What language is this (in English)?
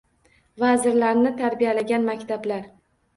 Uzbek